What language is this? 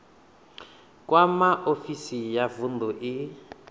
Venda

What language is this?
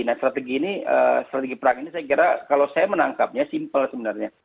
Indonesian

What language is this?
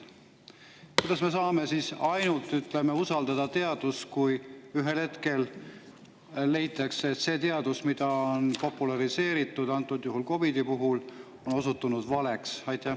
Estonian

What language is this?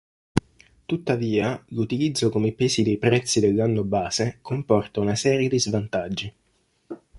Italian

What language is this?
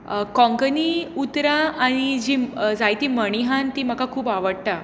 Konkani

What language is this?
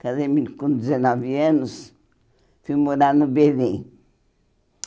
Portuguese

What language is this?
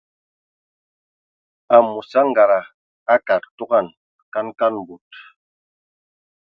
Ewondo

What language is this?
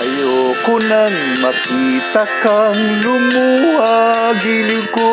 Filipino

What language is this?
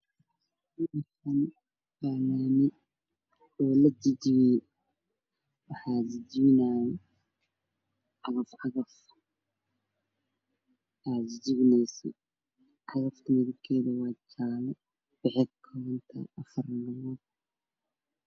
Somali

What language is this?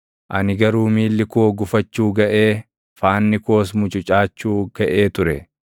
Oromo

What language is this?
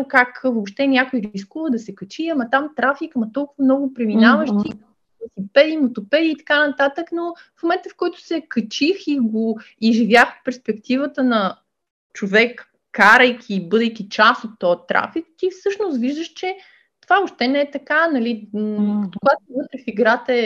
Bulgarian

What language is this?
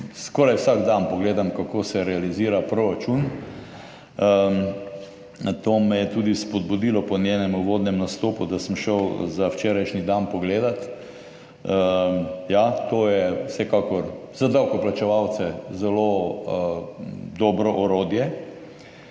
Slovenian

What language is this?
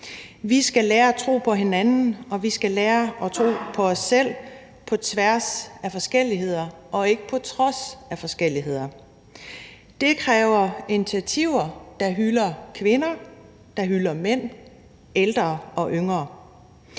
Danish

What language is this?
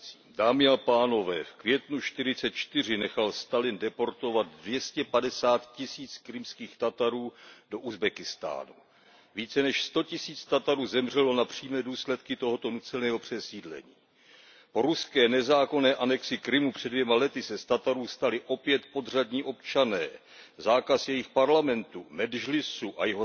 Czech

